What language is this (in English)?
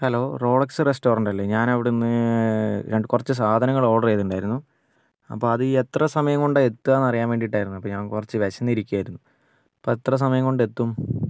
Malayalam